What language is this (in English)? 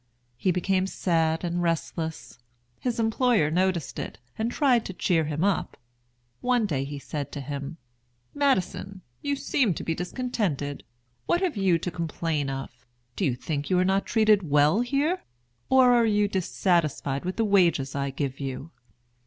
English